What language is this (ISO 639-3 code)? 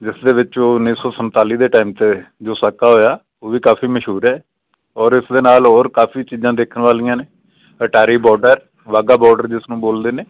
pan